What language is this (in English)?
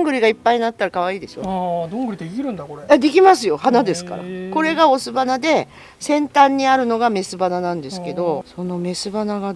Japanese